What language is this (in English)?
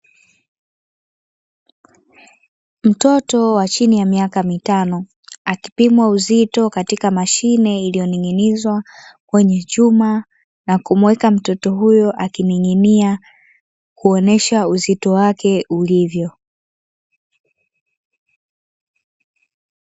Swahili